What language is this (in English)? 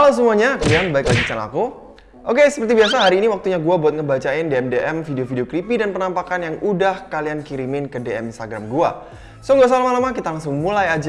Indonesian